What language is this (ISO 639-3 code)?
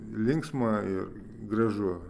lit